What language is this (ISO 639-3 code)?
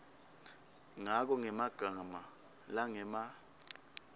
ssw